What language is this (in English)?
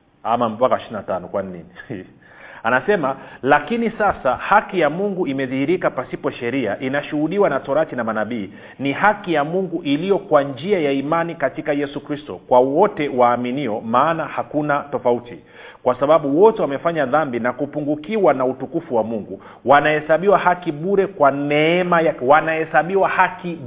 Swahili